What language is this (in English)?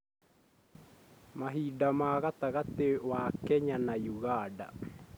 Kikuyu